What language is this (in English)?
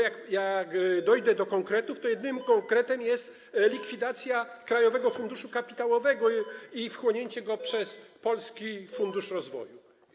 Polish